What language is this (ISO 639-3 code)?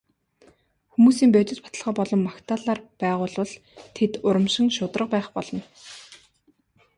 mon